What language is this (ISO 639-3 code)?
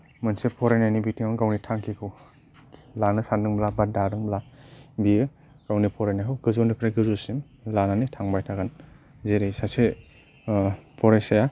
brx